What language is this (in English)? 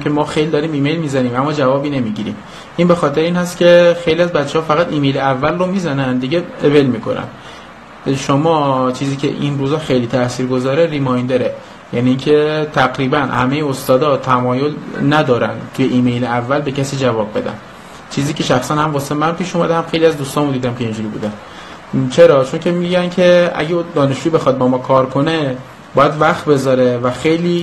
Persian